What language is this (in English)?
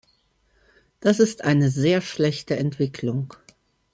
German